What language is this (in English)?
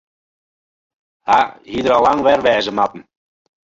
Western Frisian